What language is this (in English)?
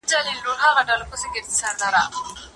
Pashto